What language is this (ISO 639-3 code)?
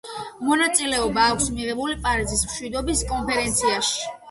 kat